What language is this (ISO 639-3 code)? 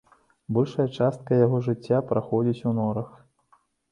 bel